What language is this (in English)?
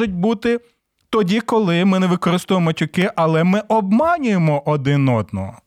Ukrainian